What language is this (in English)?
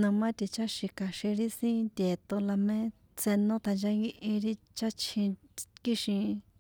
San Juan Atzingo Popoloca